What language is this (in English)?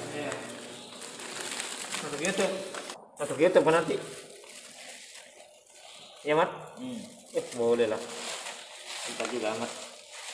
Indonesian